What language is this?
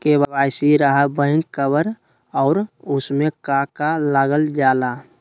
Magahi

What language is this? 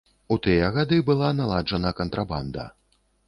Belarusian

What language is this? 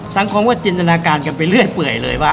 Thai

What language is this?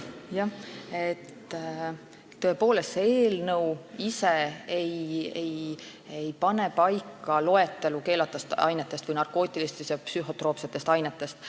Estonian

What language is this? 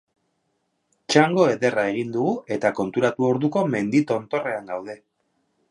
Basque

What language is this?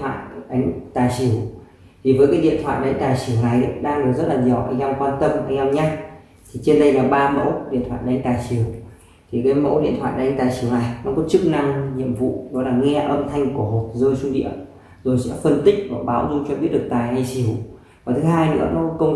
Vietnamese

